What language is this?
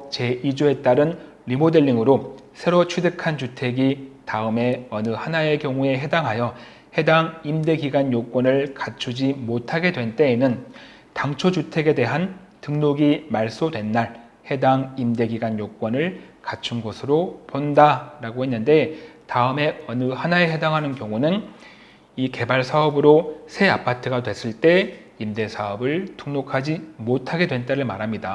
Korean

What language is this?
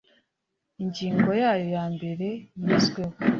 Kinyarwanda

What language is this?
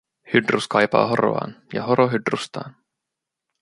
Finnish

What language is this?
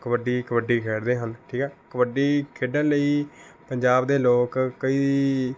Punjabi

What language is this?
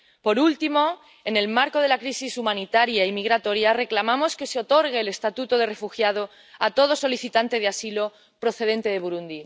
Spanish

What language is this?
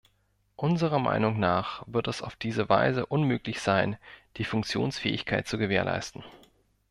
German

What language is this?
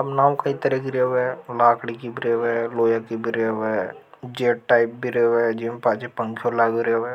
Hadothi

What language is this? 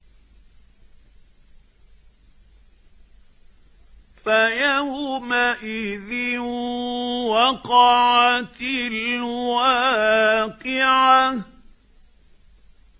Arabic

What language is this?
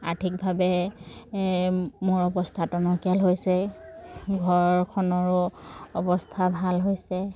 Assamese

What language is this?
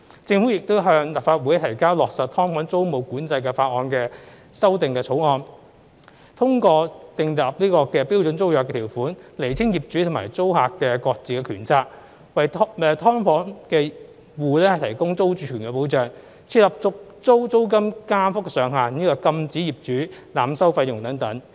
Cantonese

